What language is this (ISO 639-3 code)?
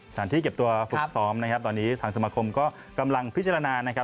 tha